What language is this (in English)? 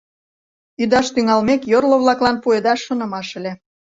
Mari